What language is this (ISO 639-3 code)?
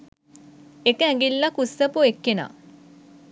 sin